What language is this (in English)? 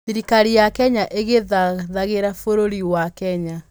Kikuyu